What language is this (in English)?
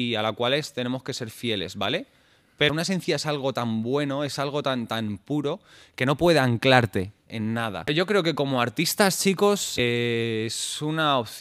Spanish